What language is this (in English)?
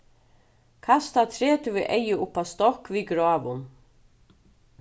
Faroese